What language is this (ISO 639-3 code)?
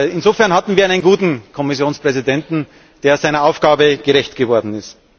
deu